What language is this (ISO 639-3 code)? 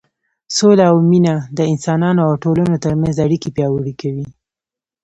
pus